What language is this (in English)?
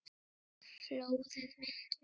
Icelandic